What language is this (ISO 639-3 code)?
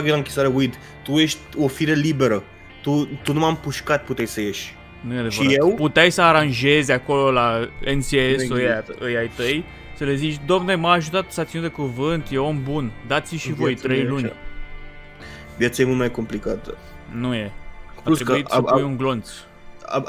ron